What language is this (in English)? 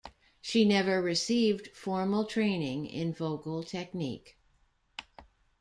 English